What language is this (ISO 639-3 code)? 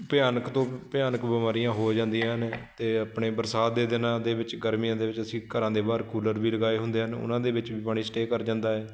pan